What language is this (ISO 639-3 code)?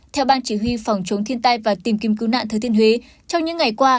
vie